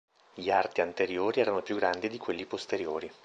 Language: Italian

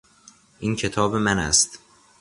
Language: Persian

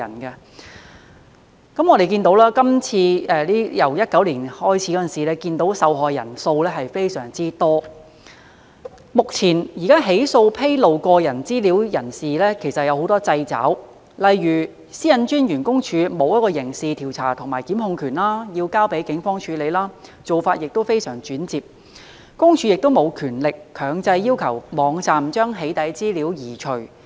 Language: Cantonese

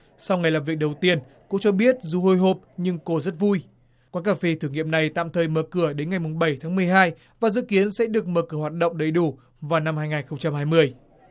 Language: Vietnamese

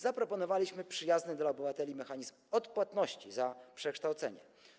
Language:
Polish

